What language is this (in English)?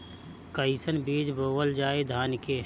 Bhojpuri